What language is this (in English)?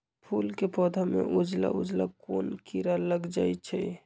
Magahi